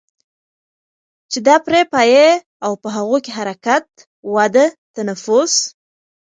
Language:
Pashto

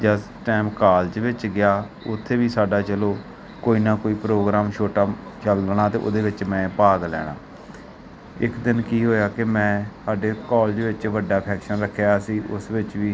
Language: Punjabi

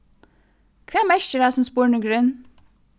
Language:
Faroese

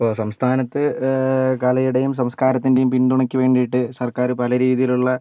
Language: Malayalam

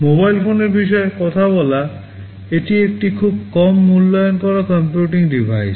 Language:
Bangla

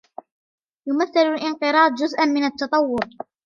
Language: Arabic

